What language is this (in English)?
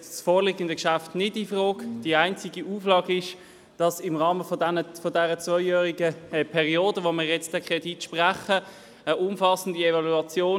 Swiss German